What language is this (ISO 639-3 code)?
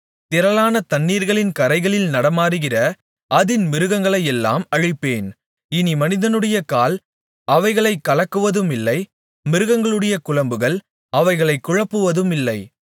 tam